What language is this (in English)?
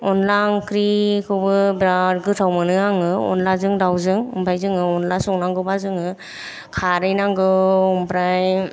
Bodo